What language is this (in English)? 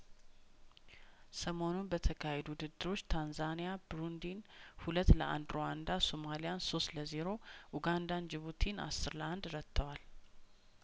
Amharic